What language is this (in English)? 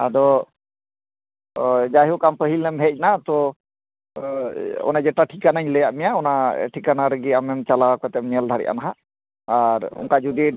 Santali